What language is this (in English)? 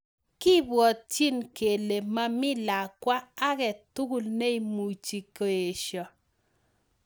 Kalenjin